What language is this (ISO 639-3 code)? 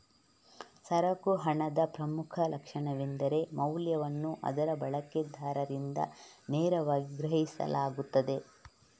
kan